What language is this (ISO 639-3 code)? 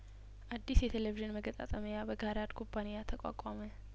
amh